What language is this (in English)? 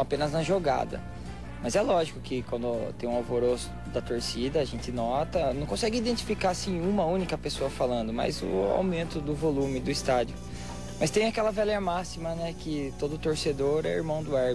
Portuguese